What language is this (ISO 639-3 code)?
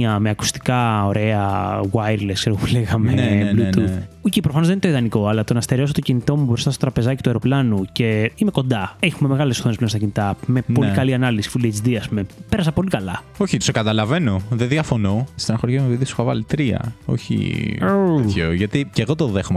ell